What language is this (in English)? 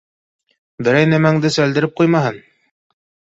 Bashkir